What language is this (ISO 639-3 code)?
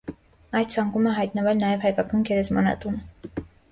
hye